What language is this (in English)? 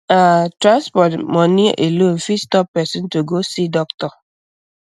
Nigerian Pidgin